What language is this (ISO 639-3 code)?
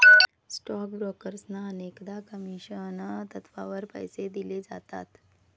mar